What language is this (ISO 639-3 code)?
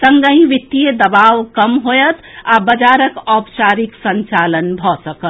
mai